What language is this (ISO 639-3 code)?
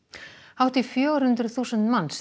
isl